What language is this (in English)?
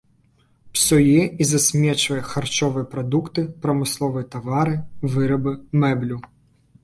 Belarusian